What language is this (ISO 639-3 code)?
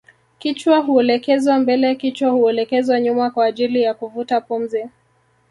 swa